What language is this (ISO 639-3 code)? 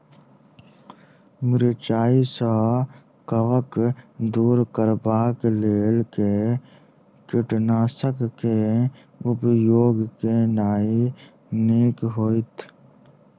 mai